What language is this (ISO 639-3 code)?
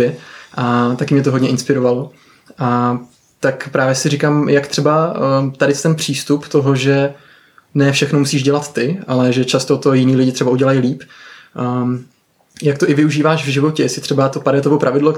ces